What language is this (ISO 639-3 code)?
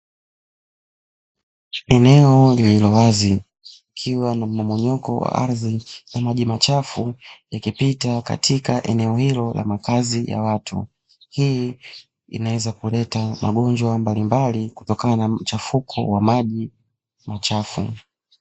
swa